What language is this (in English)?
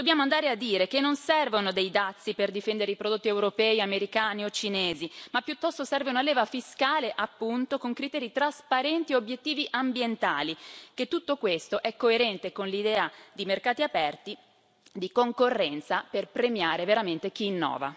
Italian